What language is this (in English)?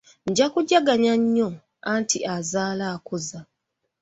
Ganda